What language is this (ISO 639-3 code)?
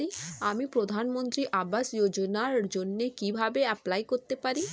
ben